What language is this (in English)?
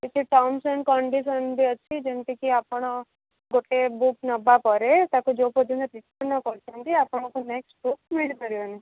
Odia